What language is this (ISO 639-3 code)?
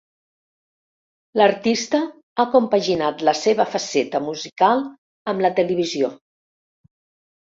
cat